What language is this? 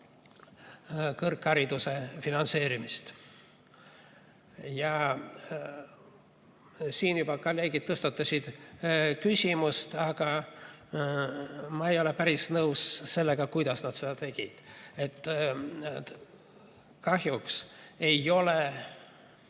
Estonian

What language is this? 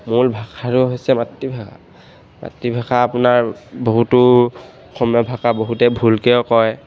Assamese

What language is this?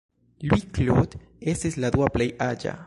Esperanto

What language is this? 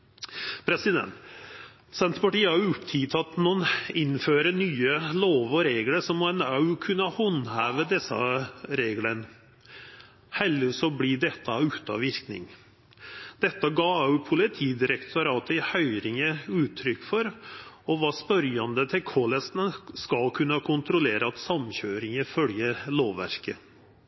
Norwegian Nynorsk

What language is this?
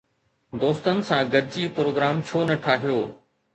Sindhi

